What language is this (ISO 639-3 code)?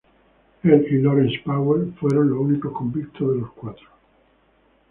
spa